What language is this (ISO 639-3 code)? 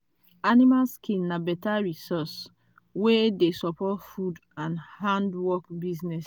pcm